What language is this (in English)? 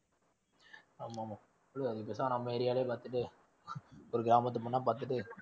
Tamil